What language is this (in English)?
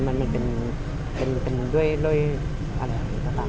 Thai